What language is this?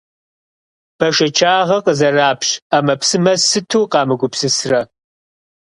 Kabardian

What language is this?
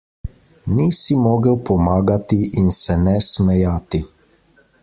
Slovenian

